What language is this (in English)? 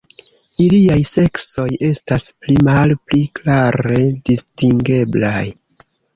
Esperanto